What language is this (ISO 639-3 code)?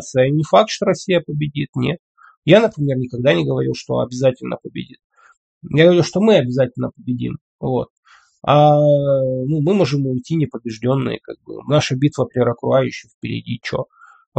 rus